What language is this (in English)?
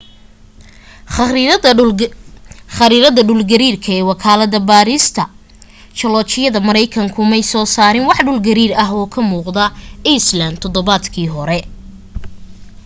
Somali